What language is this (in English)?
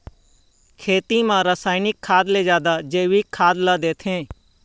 Chhattisgarhi